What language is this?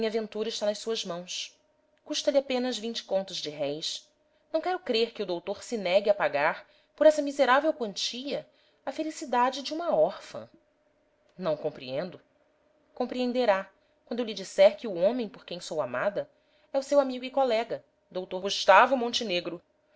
Portuguese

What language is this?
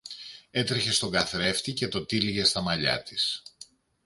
Greek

